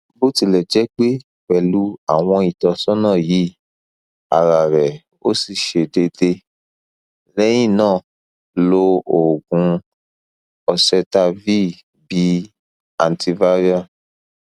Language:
Yoruba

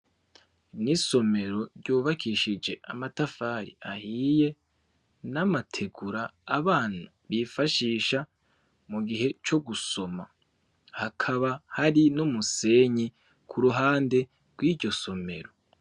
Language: Rundi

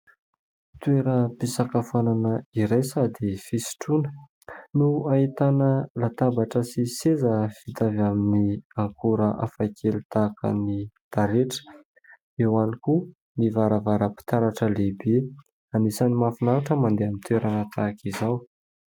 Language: Malagasy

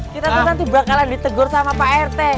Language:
Indonesian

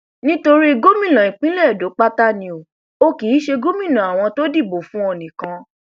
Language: Yoruba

